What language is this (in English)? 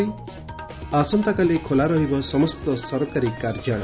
Odia